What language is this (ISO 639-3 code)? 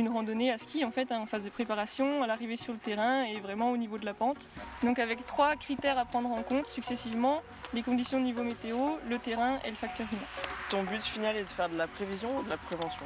fra